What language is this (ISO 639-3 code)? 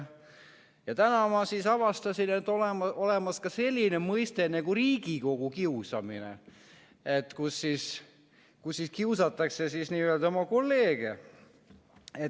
est